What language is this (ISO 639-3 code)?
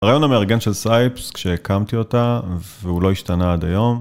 heb